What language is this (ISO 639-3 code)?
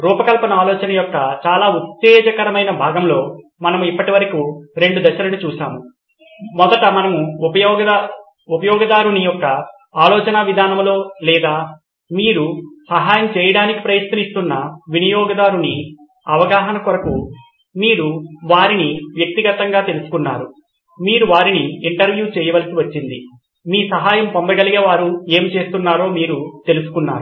tel